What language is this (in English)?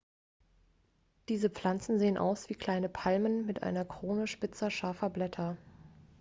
German